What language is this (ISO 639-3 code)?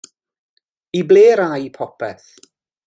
cym